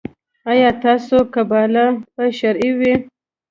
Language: Pashto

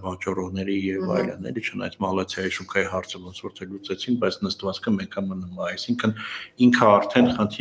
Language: Romanian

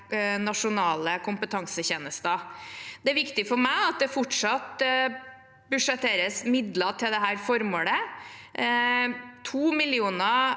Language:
Norwegian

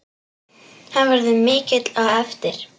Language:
Icelandic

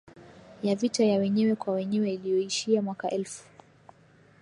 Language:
Swahili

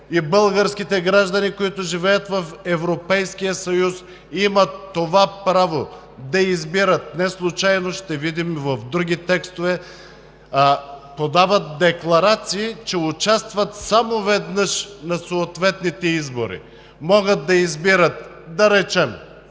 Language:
Bulgarian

